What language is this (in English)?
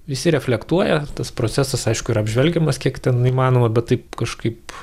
Lithuanian